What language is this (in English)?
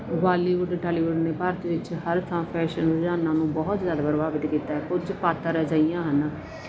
Punjabi